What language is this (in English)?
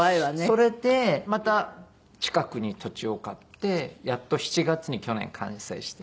Japanese